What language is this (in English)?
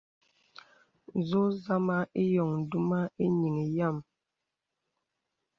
Bebele